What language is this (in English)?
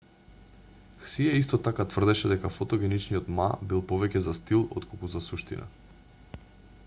Macedonian